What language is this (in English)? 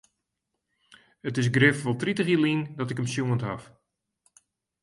Western Frisian